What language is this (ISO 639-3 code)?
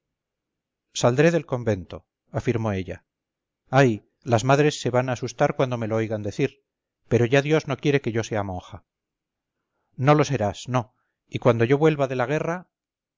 spa